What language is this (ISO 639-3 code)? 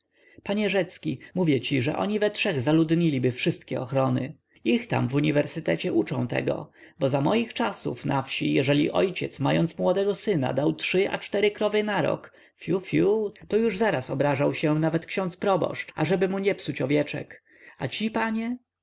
pol